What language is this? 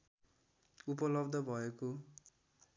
Nepali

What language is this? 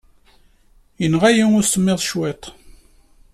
Kabyle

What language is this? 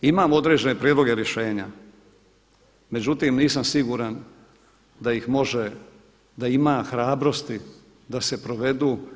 Croatian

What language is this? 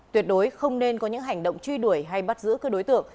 Vietnamese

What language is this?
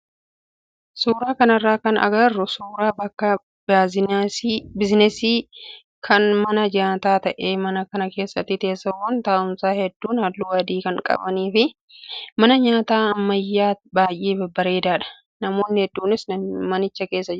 Oromo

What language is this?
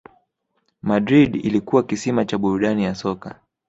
Swahili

